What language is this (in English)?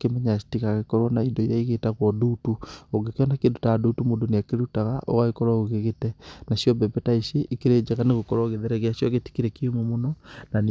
Kikuyu